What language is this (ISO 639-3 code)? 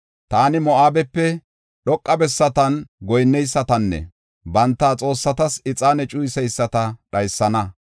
gof